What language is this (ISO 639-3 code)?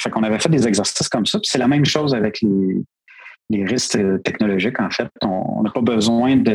fra